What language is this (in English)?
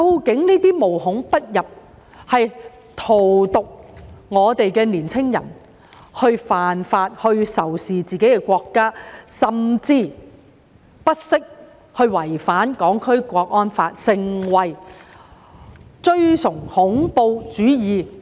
Cantonese